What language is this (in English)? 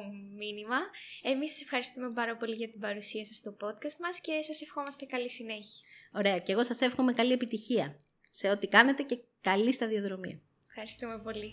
Greek